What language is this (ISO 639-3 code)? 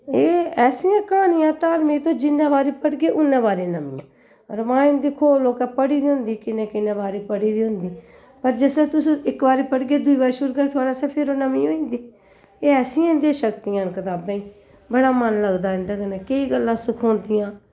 doi